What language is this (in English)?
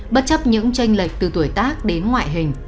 Vietnamese